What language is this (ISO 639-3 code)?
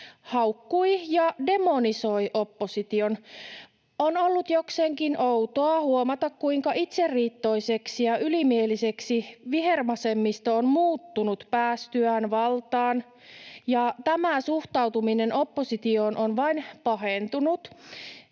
fin